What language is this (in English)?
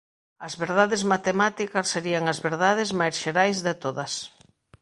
Galician